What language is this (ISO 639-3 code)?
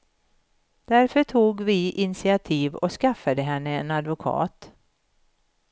swe